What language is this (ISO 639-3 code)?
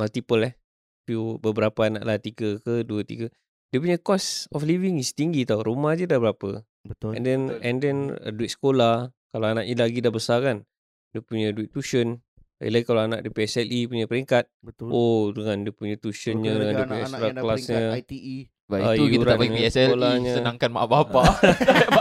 msa